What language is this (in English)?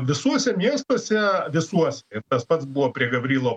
Lithuanian